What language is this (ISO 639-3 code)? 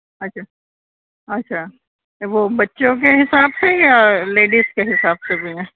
urd